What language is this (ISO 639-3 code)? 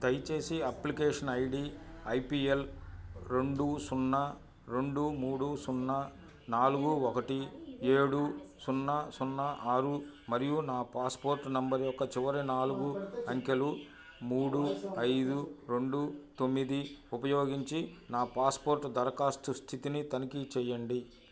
tel